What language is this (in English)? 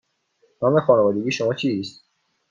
Persian